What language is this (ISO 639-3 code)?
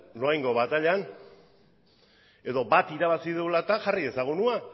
eus